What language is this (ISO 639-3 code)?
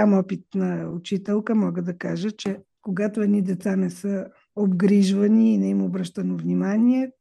bul